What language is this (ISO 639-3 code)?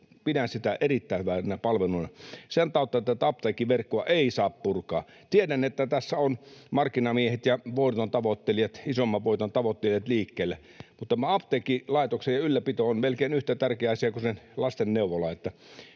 fin